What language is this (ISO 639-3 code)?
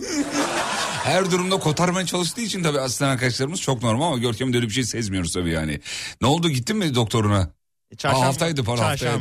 tur